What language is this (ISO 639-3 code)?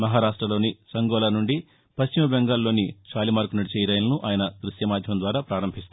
tel